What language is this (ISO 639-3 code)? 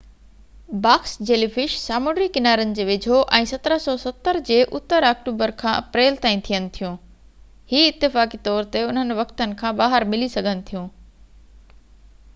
snd